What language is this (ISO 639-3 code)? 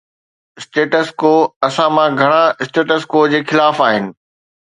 snd